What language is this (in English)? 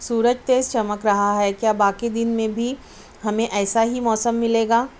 Urdu